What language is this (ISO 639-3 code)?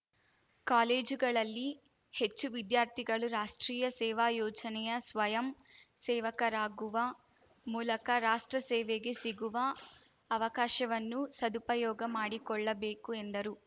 kan